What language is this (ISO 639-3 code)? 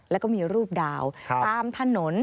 tha